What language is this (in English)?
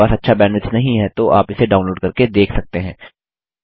Hindi